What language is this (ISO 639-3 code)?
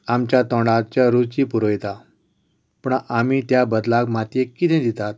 kok